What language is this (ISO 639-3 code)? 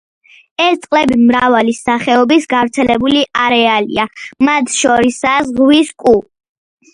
kat